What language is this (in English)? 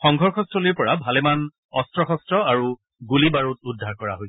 Assamese